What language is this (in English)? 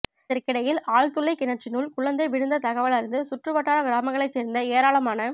Tamil